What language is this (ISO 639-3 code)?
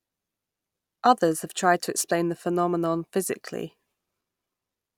eng